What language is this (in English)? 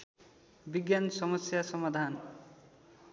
Nepali